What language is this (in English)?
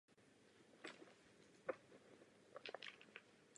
Czech